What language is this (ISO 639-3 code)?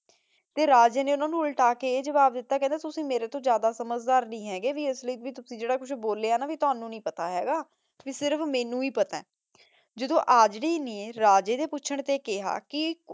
pan